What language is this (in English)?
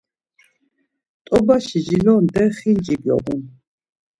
Laz